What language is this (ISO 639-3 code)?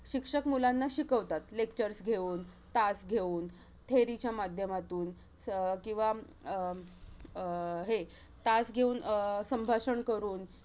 mar